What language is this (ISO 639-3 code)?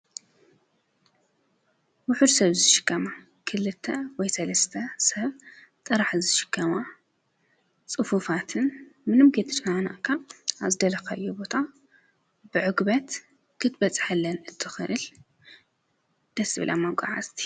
tir